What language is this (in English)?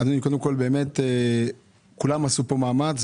Hebrew